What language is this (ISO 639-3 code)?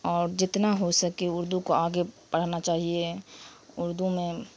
urd